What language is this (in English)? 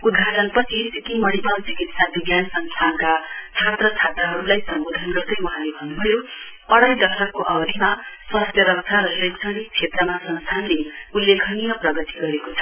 Nepali